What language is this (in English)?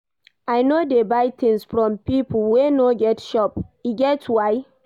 Nigerian Pidgin